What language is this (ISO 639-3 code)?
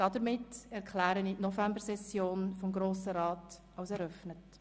gsw